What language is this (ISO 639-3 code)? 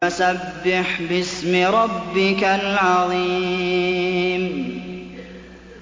ara